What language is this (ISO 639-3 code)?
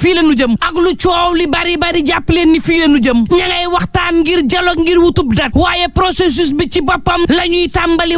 ara